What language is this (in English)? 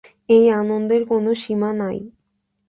Bangla